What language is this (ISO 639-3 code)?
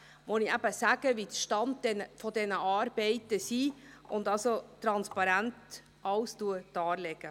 gsw